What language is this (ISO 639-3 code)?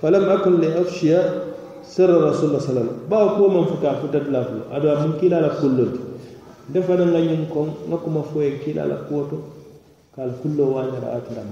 ara